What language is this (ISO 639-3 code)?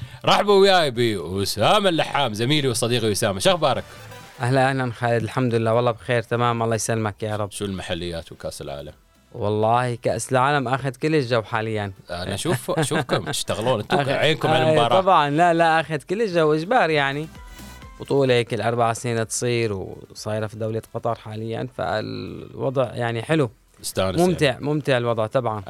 ara